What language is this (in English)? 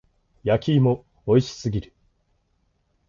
Japanese